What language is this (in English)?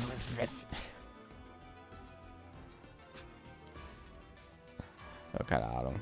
German